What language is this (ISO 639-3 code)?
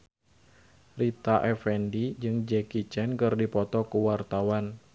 sun